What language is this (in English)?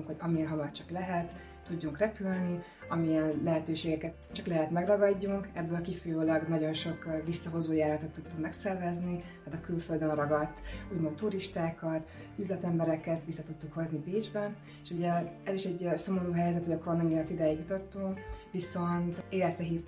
Hungarian